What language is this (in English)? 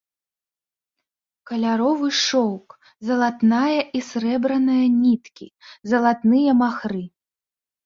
Belarusian